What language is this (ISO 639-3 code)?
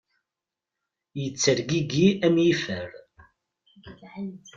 kab